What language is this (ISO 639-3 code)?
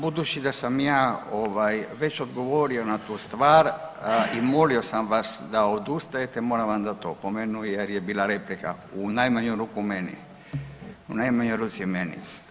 hrv